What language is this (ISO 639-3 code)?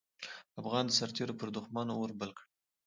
pus